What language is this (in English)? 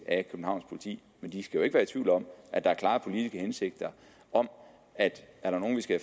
Danish